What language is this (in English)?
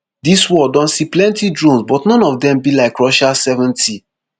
Nigerian Pidgin